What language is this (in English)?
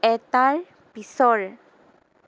Assamese